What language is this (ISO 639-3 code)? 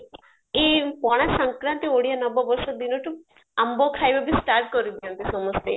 ori